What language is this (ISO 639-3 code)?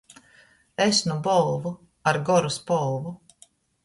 ltg